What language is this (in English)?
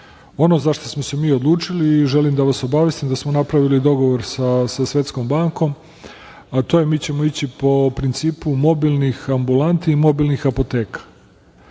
Serbian